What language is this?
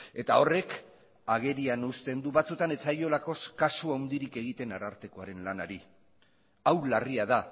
Basque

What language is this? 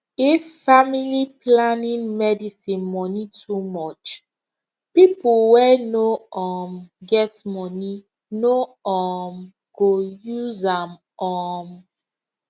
Nigerian Pidgin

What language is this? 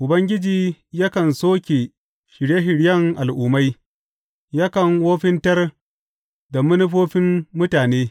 Hausa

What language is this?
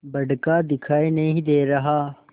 Hindi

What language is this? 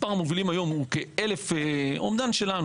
Hebrew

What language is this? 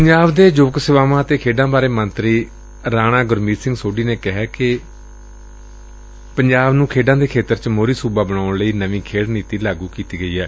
Punjabi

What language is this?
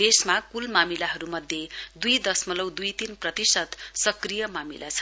Nepali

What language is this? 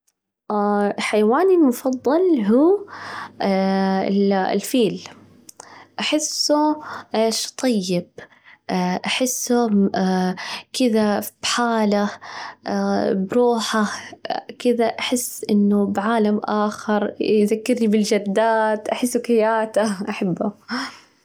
Najdi Arabic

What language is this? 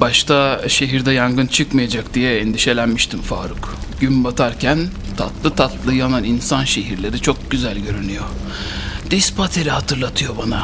Turkish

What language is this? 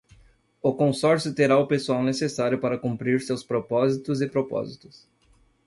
Portuguese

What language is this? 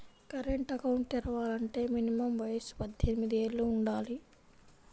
Telugu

